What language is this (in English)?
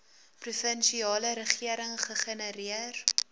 Afrikaans